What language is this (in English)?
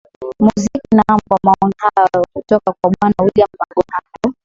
Swahili